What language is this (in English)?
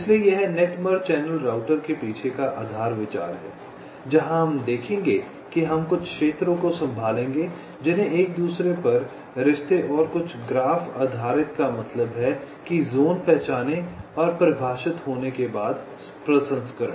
Hindi